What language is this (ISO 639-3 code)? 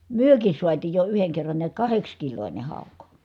fin